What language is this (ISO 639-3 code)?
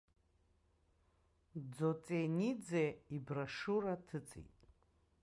abk